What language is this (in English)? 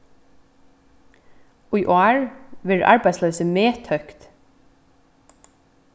Faroese